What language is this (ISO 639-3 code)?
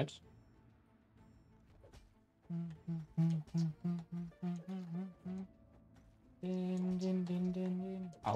deu